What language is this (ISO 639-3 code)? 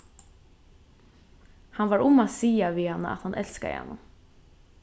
fao